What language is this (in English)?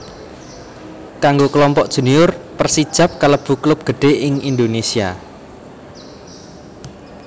Javanese